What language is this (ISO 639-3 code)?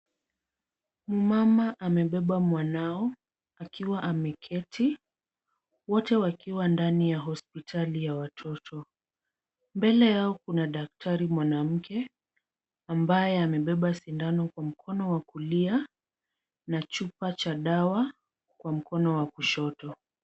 swa